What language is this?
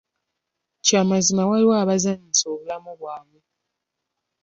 Ganda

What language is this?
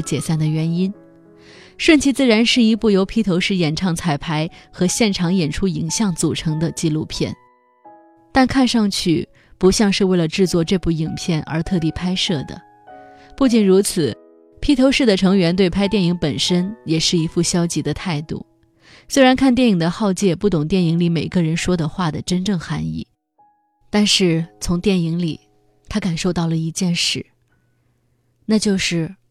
Chinese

